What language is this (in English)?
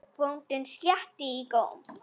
Icelandic